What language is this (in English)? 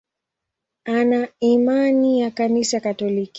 Swahili